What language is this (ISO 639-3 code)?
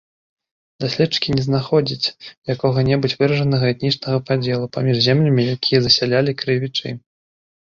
bel